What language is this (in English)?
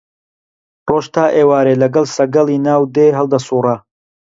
Central Kurdish